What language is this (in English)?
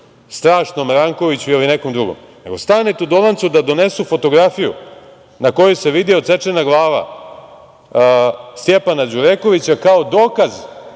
Serbian